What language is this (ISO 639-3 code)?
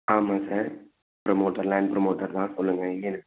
tam